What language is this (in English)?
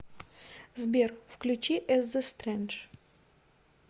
Russian